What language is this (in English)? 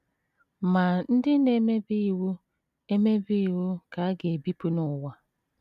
Igbo